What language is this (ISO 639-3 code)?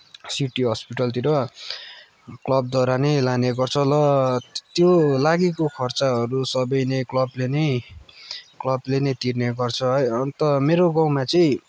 nep